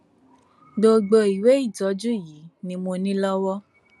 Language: Yoruba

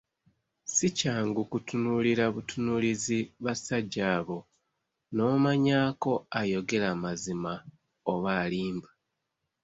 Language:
Ganda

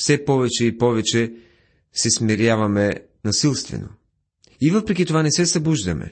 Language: Bulgarian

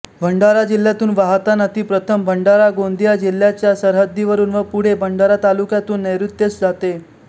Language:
Marathi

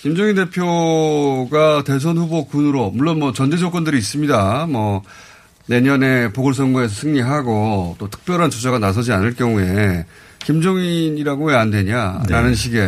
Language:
Korean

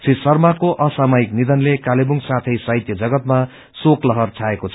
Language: Nepali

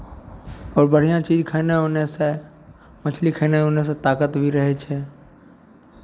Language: Maithili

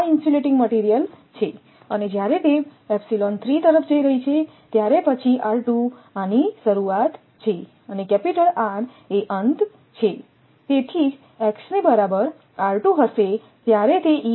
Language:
Gujarati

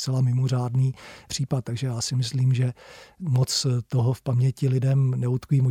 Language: Czech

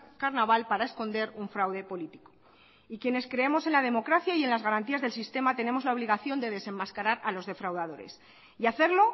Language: Spanish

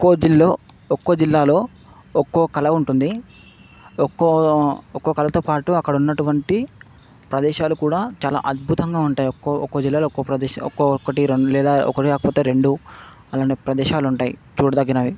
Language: Telugu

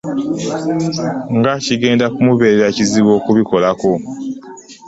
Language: Ganda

